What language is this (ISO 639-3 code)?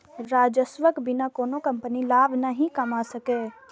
mai